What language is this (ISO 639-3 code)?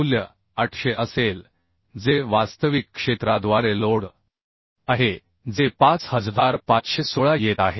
mar